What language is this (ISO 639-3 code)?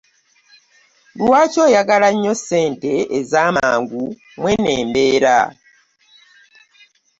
lug